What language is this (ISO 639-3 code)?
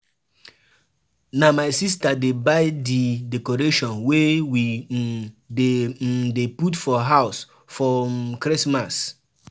pcm